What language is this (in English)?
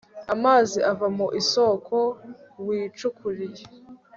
Kinyarwanda